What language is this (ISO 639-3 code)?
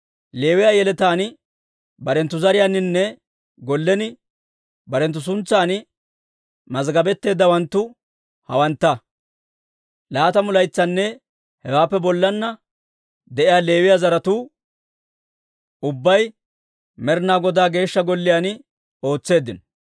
dwr